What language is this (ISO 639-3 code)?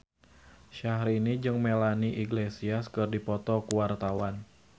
sun